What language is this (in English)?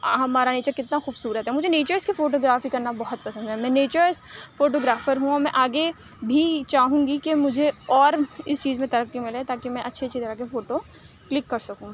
Urdu